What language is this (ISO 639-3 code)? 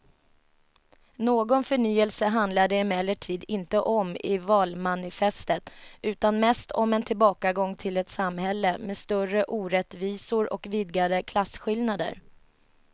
swe